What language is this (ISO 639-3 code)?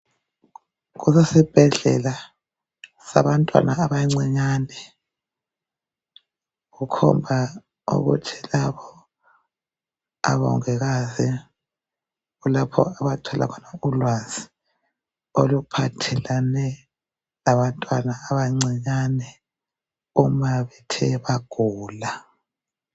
nde